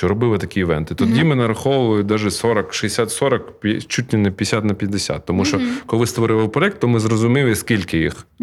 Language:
Ukrainian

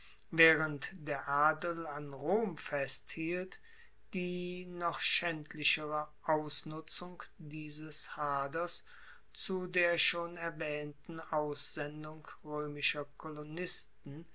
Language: German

